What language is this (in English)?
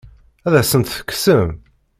Kabyle